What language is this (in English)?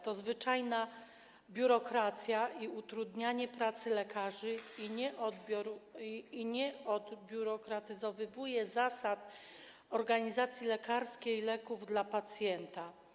Polish